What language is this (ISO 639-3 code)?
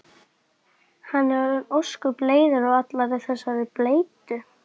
isl